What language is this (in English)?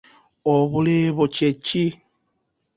Ganda